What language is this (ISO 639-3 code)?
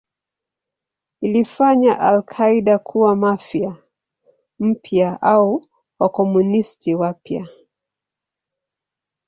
swa